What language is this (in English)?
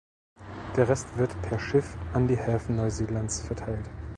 German